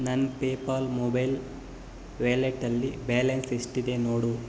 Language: Kannada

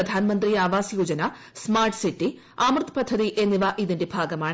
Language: Malayalam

